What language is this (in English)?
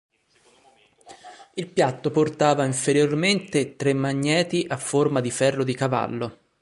Italian